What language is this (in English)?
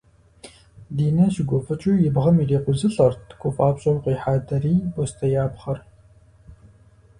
Kabardian